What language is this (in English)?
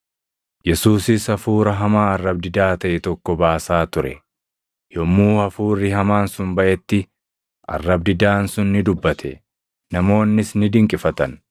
Oromo